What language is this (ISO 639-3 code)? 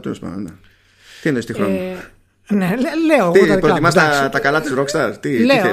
ell